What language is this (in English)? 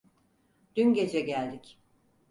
Turkish